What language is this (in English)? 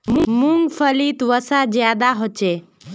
Magahi